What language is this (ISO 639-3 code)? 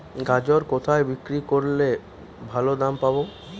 ben